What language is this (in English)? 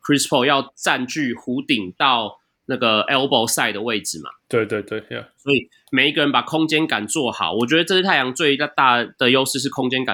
Chinese